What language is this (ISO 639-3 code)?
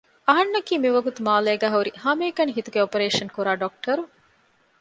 div